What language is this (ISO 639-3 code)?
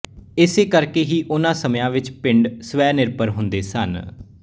pan